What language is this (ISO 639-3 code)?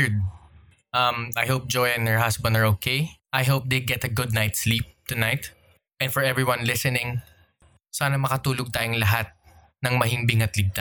fil